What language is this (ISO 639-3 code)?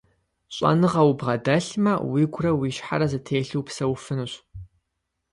kbd